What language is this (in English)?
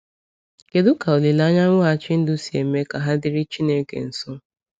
Igbo